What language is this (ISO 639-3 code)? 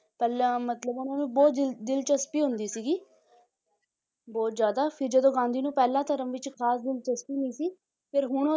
pan